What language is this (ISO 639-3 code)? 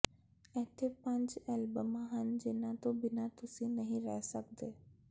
pan